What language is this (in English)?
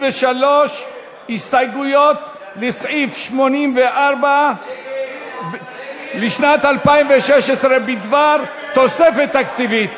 Hebrew